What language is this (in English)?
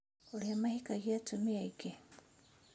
Kikuyu